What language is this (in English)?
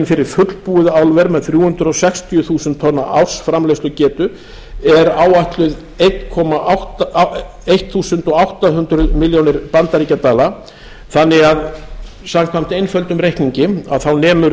Icelandic